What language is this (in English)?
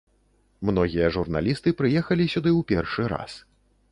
Belarusian